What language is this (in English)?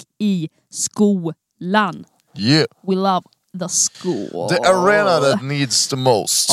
Swedish